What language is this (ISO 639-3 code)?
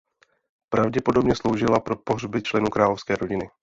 ces